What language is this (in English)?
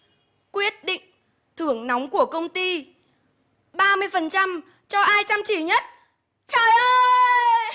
Vietnamese